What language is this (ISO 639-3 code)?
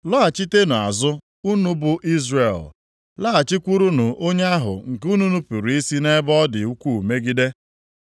ibo